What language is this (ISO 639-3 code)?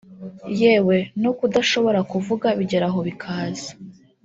kin